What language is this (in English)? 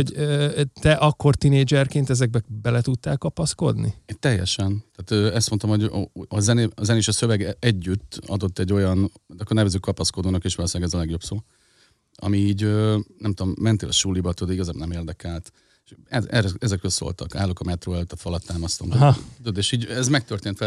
Hungarian